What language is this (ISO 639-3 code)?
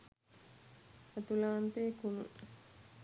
sin